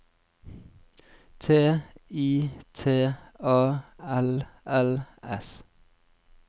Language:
Norwegian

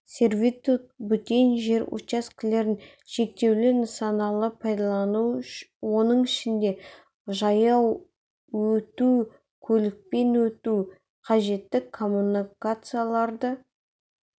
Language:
Kazakh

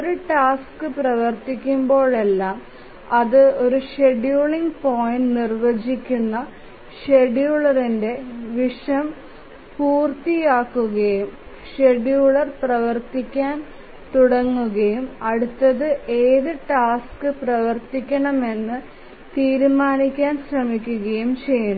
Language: Malayalam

